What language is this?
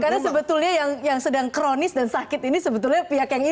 Indonesian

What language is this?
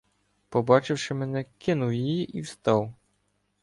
Ukrainian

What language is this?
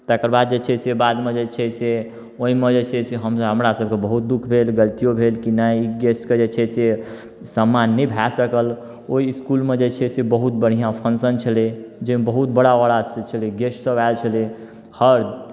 Maithili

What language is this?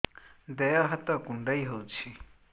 Odia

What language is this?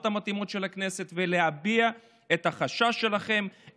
Hebrew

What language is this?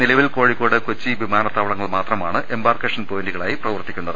Malayalam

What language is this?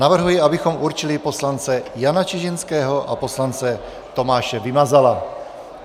Czech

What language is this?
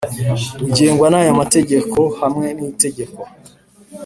Kinyarwanda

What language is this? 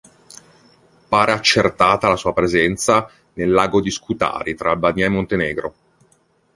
Italian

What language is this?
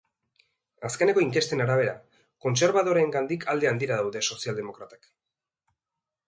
Basque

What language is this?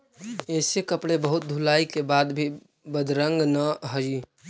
Magahi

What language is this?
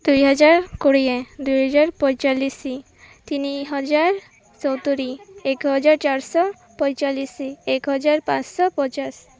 Odia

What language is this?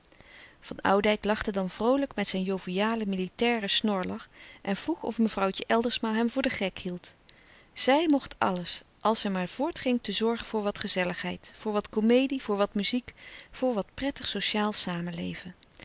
Dutch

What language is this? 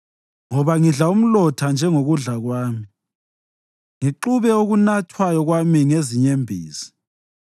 North Ndebele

